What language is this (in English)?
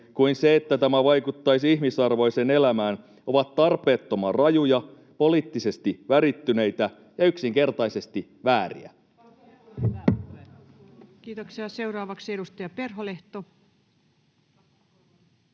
Finnish